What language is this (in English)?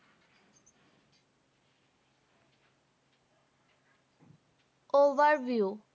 Bangla